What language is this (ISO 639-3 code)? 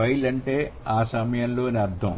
tel